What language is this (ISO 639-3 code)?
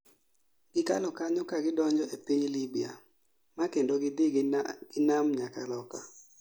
luo